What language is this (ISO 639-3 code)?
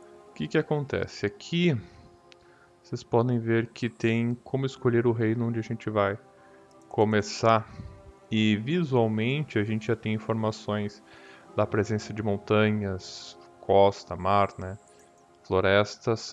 por